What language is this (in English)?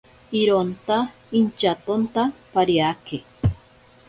Ashéninka Perené